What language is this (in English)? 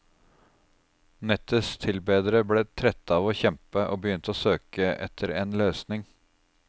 Norwegian